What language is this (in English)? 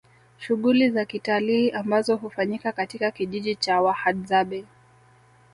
Swahili